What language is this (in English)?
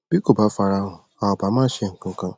Yoruba